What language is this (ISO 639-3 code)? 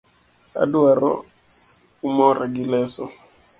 luo